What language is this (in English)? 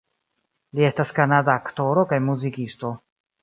Esperanto